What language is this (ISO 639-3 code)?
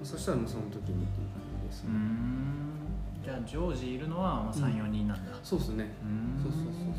jpn